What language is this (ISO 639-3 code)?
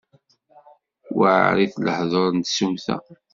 kab